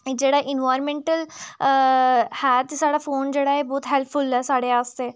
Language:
Dogri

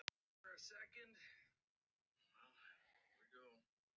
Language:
Icelandic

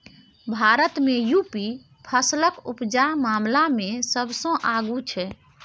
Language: Maithili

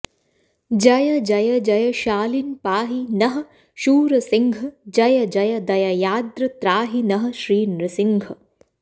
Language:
Sanskrit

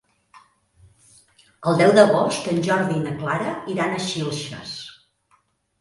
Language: Catalan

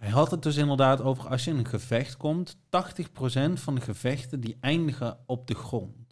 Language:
Dutch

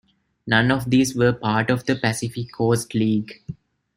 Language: English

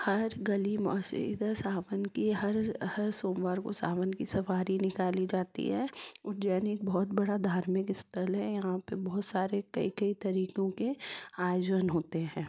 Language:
Hindi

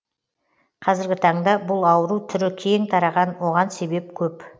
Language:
Kazakh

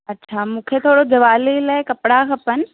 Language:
Sindhi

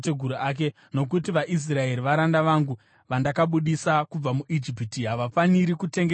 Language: Shona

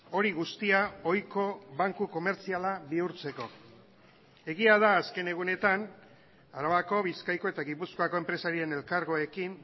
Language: Basque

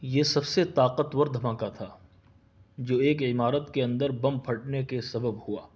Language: Urdu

